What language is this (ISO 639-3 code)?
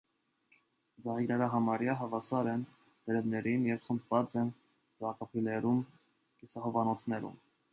hye